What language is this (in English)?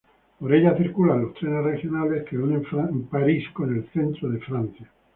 Spanish